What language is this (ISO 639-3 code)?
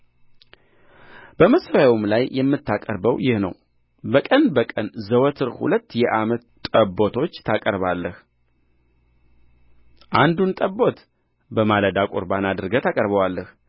amh